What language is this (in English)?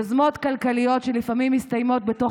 Hebrew